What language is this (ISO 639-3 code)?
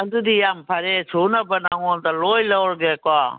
mni